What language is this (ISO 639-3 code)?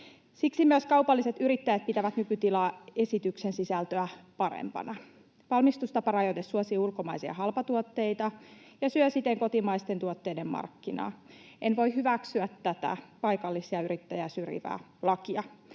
fin